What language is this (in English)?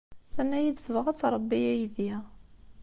Kabyle